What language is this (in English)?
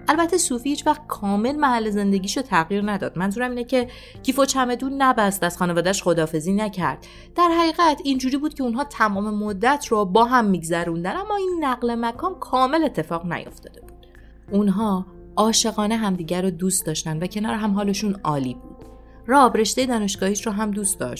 Persian